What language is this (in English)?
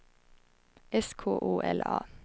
Swedish